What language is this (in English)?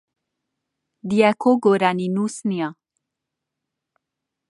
Central Kurdish